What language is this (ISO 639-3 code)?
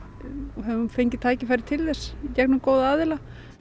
isl